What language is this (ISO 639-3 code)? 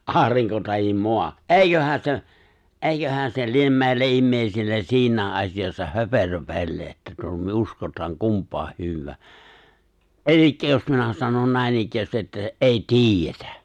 fin